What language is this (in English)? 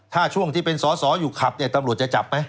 Thai